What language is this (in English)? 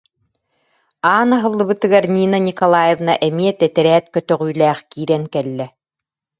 Yakut